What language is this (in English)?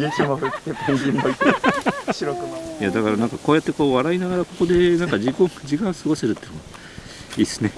Japanese